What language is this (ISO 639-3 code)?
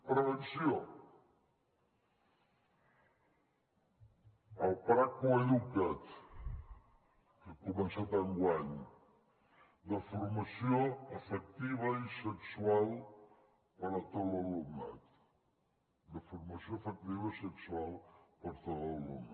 cat